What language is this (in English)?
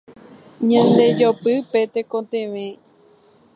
Guarani